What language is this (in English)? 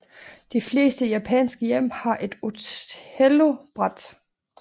Danish